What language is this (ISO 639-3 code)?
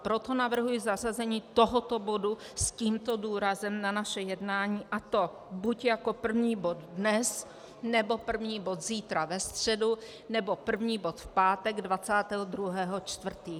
ces